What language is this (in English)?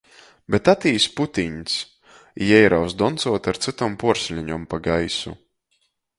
Latgalian